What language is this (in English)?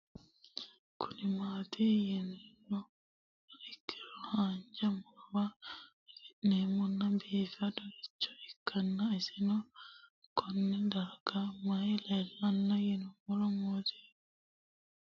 Sidamo